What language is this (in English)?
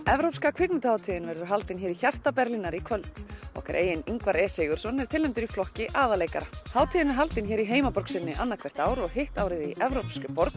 Icelandic